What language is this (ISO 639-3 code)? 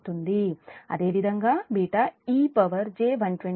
tel